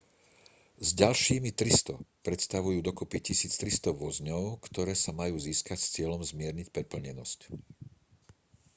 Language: Slovak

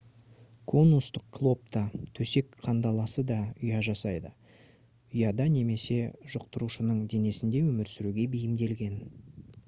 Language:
Kazakh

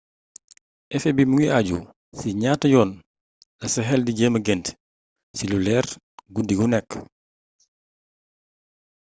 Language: Wolof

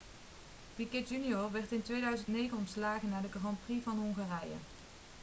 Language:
Dutch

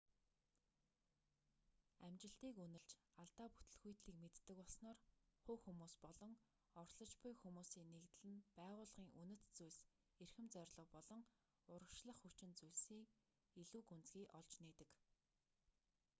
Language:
Mongolian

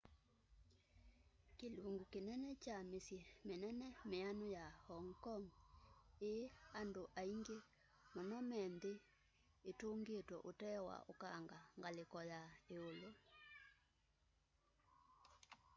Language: Kamba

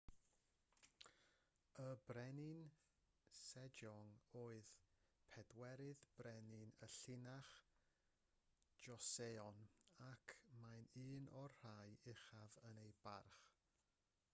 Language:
Welsh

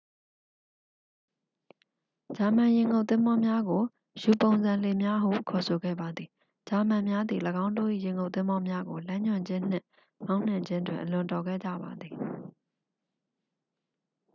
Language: Burmese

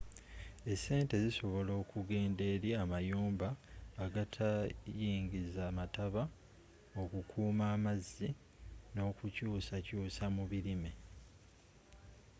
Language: Ganda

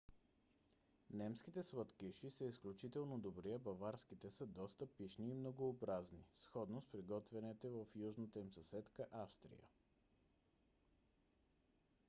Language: Bulgarian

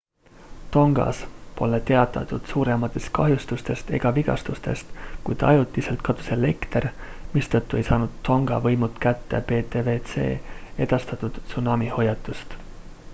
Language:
Estonian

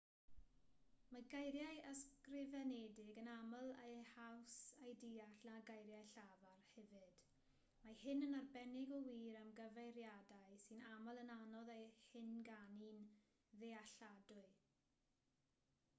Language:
Welsh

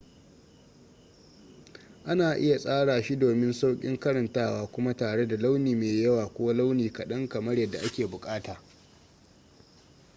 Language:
Hausa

